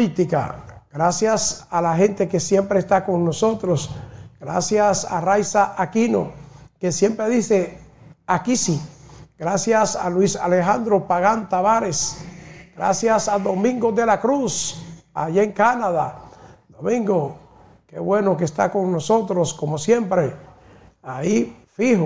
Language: Spanish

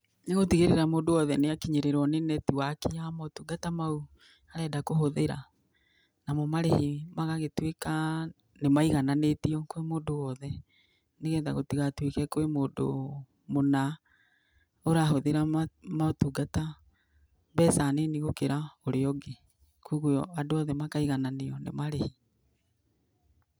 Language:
Kikuyu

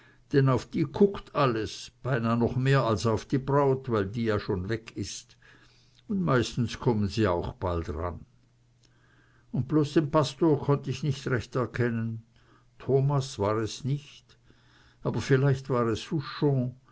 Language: German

